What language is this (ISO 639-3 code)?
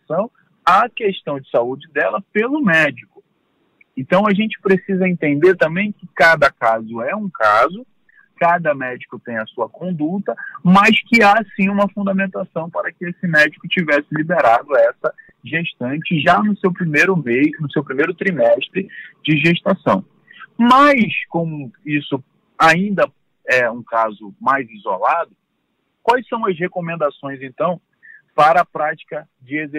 por